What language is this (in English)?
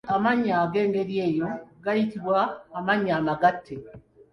Ganda